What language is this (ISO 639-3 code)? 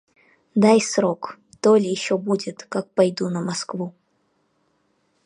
rus